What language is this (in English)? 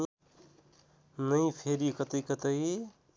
Nepali